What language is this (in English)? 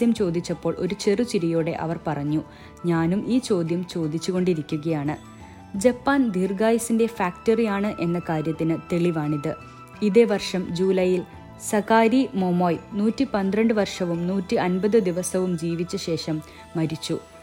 Malayalam